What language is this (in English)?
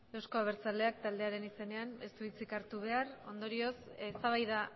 Basque